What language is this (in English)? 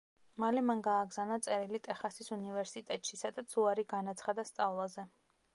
Georgian